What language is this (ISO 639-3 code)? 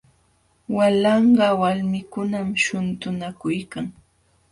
qxw